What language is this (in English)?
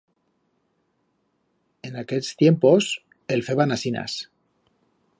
Aragonese